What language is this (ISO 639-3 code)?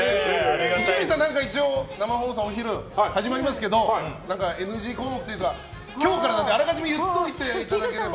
jpn